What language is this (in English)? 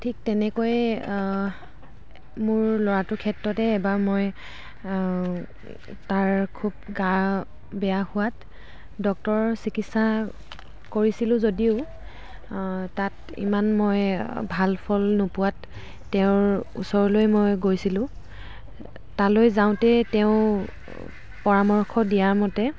Assamese